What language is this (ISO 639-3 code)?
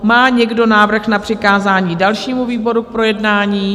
ces